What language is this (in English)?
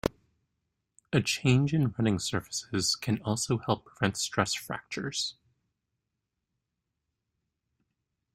English